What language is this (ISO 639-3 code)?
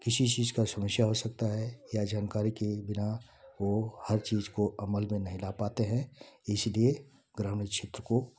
hin